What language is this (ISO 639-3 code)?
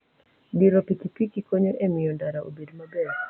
luo